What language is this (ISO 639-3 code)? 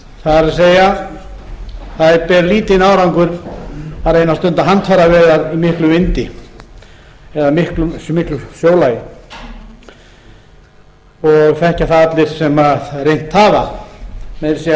isl